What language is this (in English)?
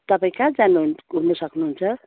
Nepali